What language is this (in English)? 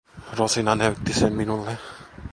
Finnish